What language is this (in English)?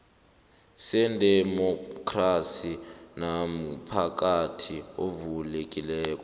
South Ndebele